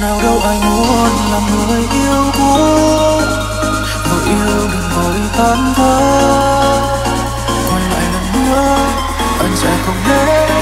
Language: Vietnamese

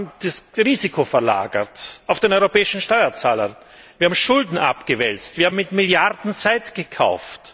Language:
German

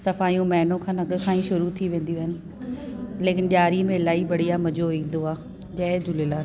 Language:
Sindhi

